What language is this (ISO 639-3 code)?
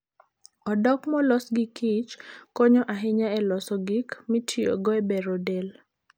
luo